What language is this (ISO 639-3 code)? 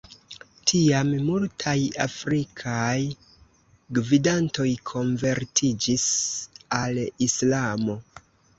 epo